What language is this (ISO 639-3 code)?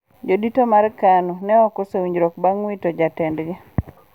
luo